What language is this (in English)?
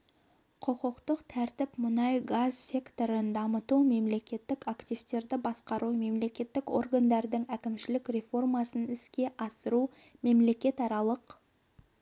Kazakh